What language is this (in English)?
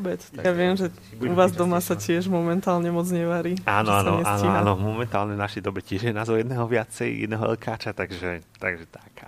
Slovak